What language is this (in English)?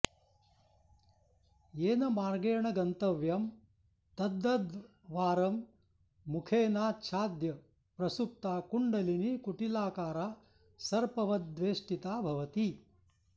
Sanskrit